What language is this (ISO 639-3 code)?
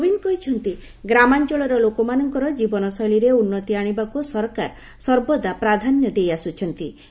ori